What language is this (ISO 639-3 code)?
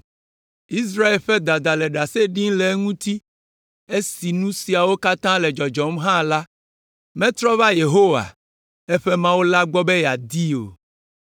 ewe